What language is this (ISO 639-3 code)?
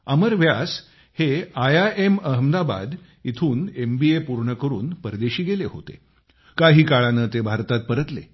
mar